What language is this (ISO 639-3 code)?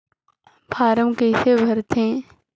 hne